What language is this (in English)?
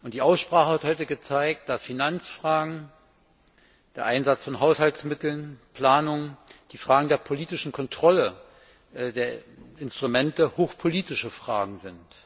German